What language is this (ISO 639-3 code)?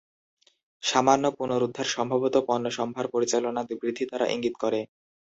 ben